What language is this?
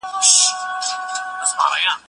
Pashto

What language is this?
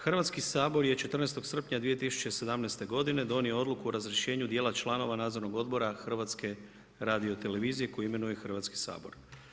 Croatian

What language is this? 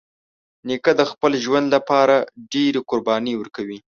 Pashto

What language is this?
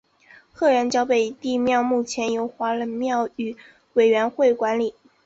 Chinese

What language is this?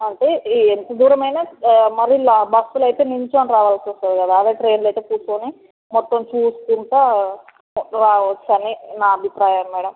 Telugu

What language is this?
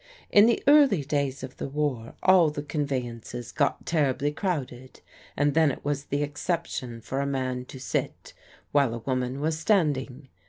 English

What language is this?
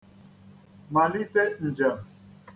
Igbo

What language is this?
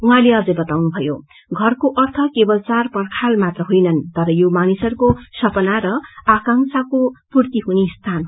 Nepali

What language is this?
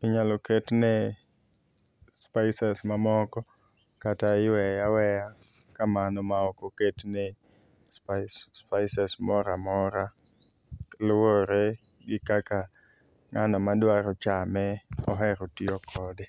Luo (Kenya and Tanzania)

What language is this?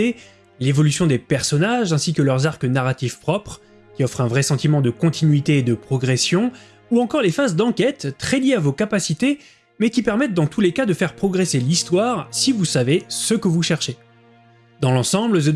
French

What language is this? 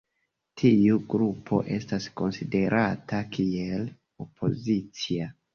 Esperanto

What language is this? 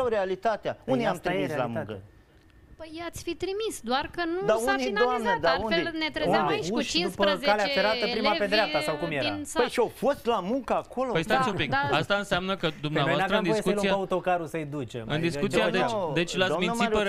Romanian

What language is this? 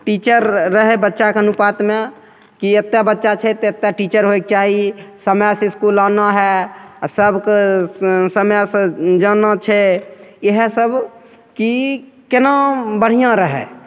Maithili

